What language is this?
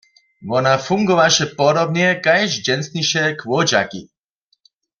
Upper Sorbian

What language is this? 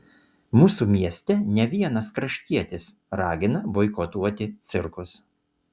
Lithuanian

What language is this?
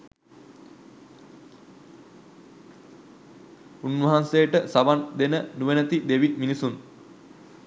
Sinhala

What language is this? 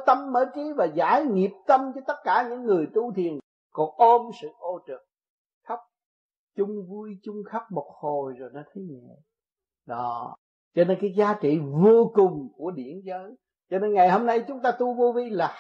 Vietnamese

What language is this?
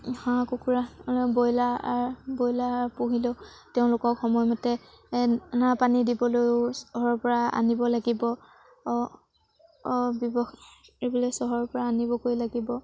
Assamese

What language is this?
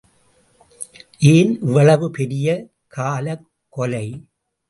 Tamil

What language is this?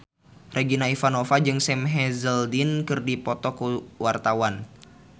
Sundanese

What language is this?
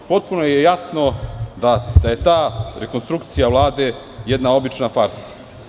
Serbian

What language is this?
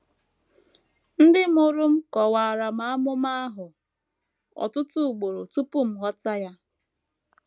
Igbo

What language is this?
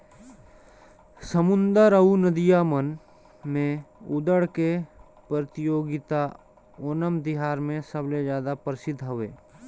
Chhattisgarhi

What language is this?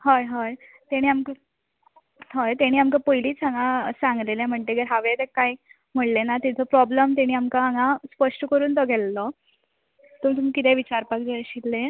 Konkani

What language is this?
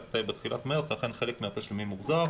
Hebrew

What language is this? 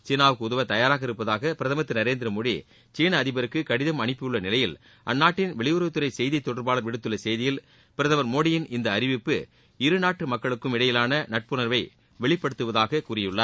Tamil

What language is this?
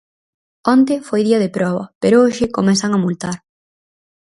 Galician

